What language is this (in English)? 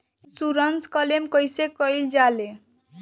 Bhojpuri